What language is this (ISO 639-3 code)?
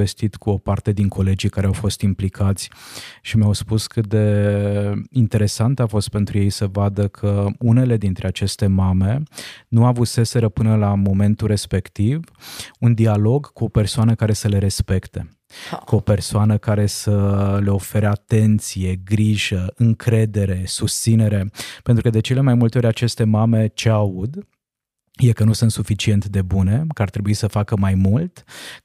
ron